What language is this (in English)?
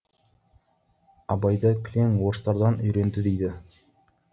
Kazakh